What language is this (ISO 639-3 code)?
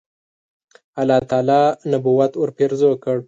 pus